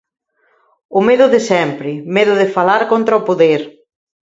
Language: Galician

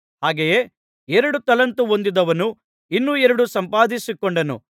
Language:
Kannada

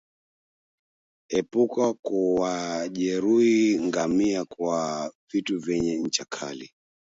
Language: Swahili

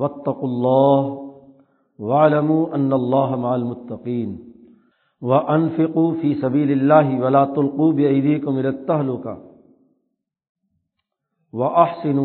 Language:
Urdu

